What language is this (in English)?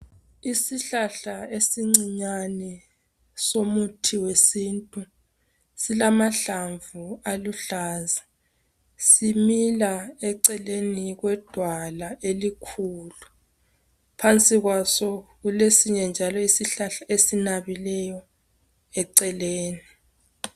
North Ndebele